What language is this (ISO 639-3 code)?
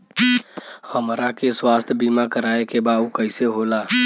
bho